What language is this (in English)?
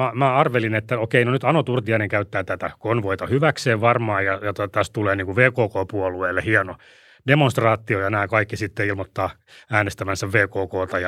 Finnish